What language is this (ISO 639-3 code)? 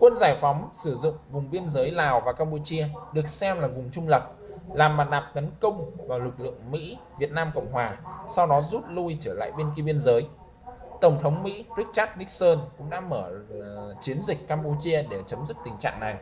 vie